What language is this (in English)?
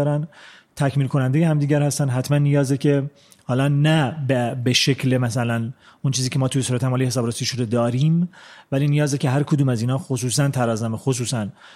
Persian